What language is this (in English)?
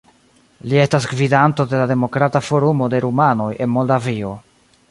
Esperanto